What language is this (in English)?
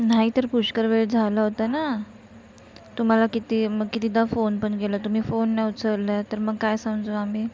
Marathi